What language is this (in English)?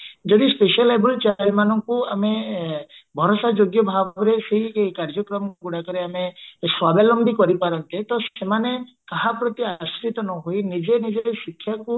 Odia